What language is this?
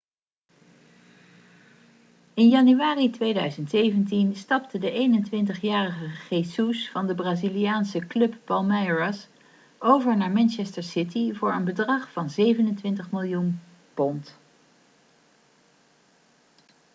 Dutch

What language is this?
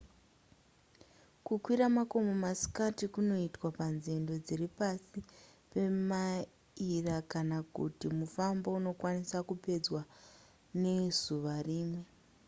Shona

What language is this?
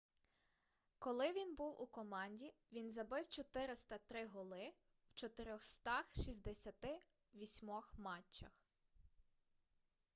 Ukrainian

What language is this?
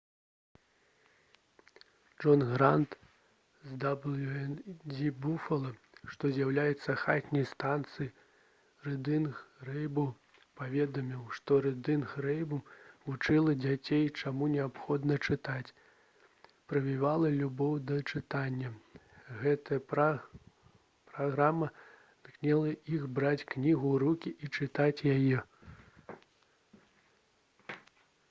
Belarusian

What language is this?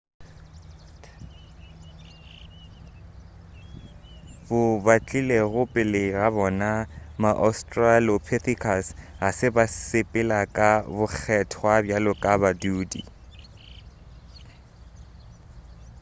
Northern Sotho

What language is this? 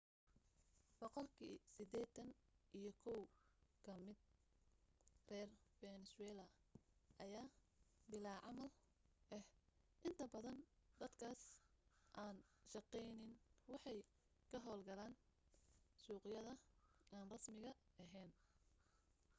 Somali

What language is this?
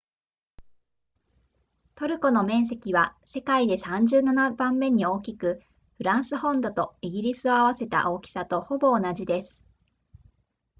Japanese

